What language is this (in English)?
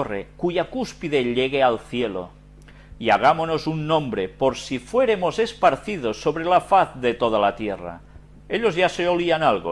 Spanish